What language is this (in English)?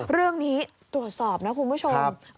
Thai